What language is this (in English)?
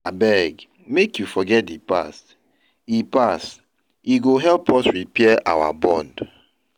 Nigerian Pidgin